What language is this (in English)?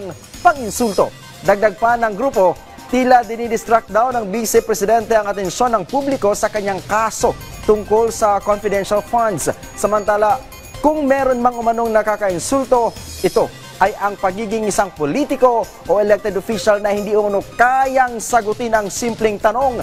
Filipino